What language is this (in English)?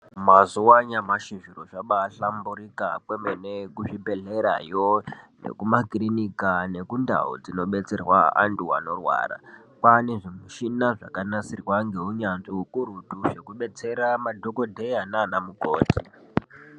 Ndau